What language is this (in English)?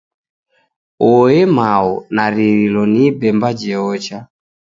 Taita